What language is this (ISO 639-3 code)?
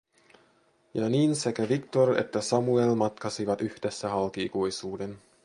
fin